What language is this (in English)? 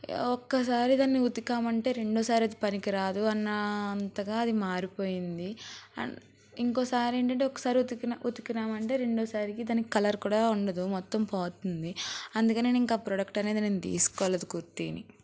Telugu